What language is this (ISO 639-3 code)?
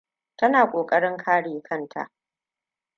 hau